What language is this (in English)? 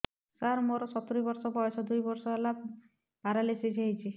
Odia